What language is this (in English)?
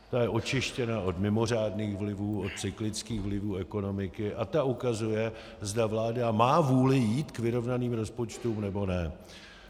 Czech